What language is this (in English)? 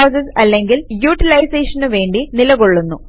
Malayalam